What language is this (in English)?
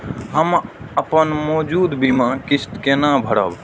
Maithili